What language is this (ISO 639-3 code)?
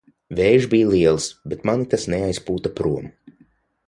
lav